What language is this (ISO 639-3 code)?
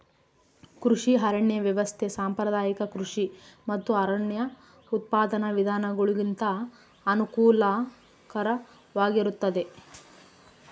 kan